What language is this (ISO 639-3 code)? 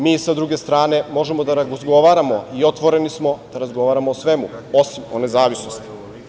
srp